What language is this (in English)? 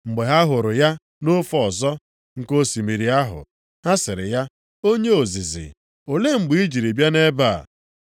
Igbo